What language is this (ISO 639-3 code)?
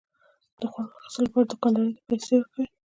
pus